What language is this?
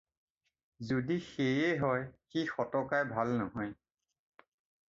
Assamese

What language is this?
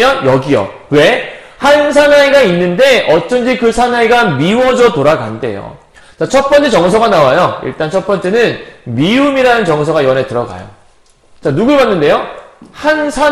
Korean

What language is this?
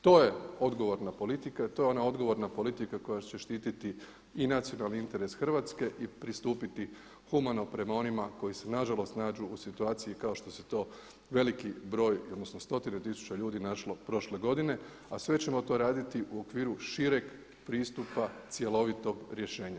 Croatian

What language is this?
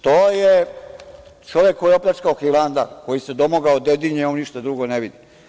Serbian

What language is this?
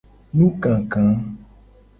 Gen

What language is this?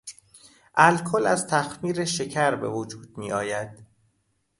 Persian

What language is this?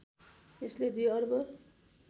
Nepali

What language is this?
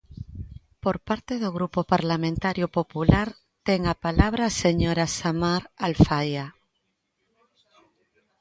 Galician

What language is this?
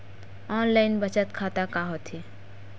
Chhattisgarhi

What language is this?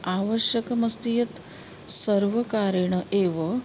Sanskrit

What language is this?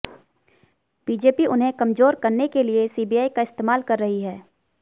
Hindi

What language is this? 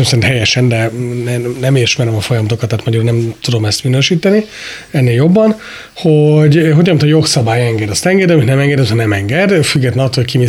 Hungarian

